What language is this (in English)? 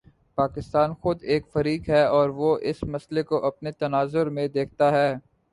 Urdu